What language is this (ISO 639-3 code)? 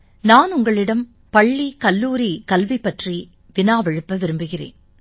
tam